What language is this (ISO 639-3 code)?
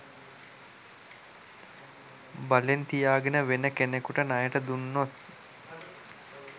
sin